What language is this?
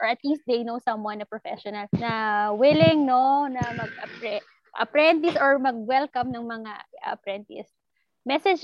Filipino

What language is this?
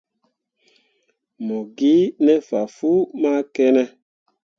Mundang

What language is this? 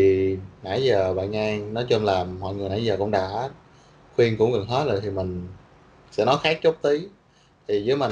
Vietnamese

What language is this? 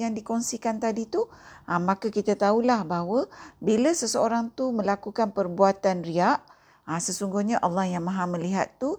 Malay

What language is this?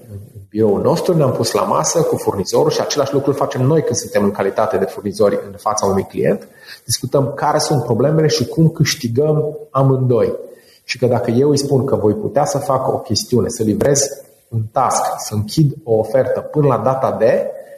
Romanian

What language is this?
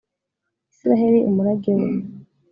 Kinyarwanda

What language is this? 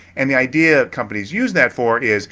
English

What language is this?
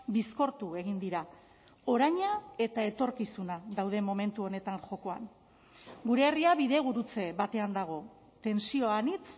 Basque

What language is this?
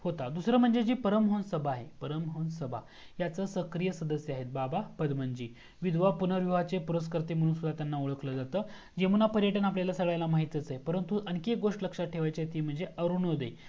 Marathi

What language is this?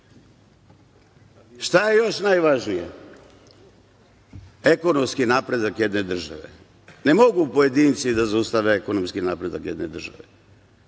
Serbian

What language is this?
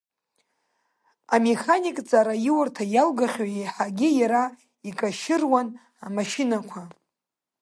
Abkhazian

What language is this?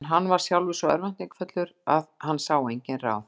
Icelandic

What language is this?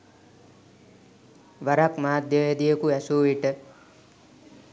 Sinhala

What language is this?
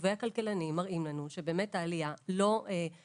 Hebrew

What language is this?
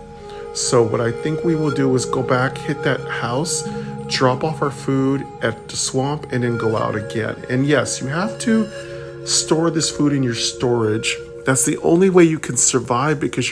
English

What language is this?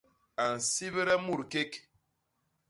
Basaa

